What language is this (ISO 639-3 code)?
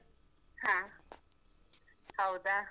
kan